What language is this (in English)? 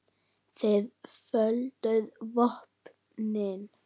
Icelandic